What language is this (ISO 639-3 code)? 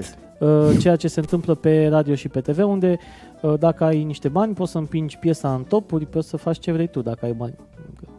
ron